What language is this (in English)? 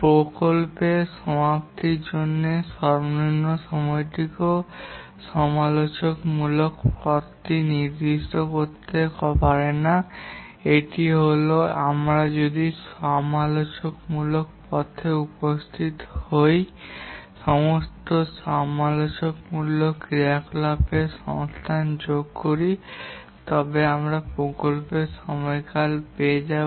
Bangla